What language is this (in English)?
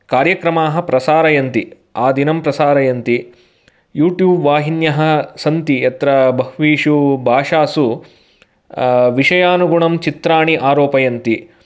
Sanskrit